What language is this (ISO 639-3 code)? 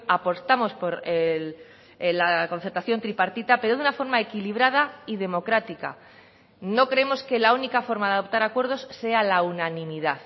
spa